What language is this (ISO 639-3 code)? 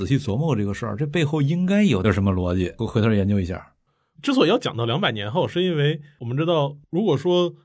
zho